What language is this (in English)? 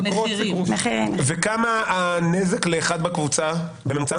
Hebrew